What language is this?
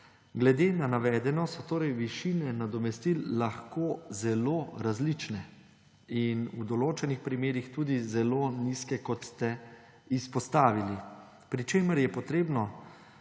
Slovenian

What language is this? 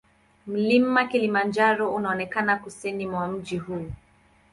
Swahili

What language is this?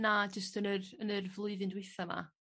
Welsh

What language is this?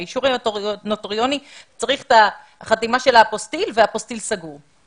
Hebrew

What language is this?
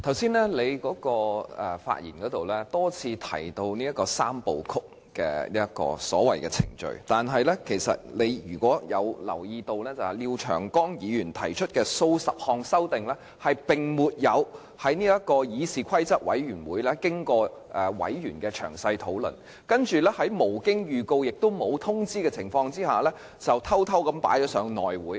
Cantonese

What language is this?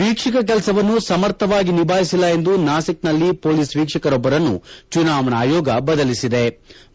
Kannada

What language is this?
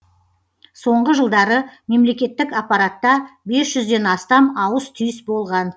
Kazakh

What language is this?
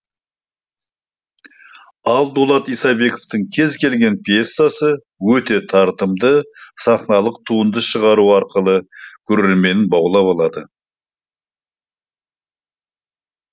Kazakh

